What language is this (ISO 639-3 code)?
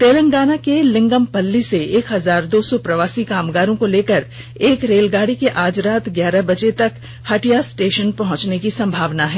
hin